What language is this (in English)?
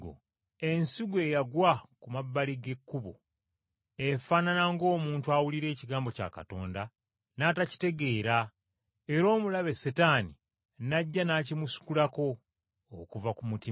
Ganda